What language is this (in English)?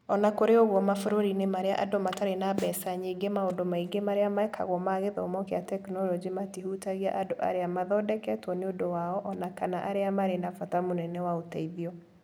Kikuyu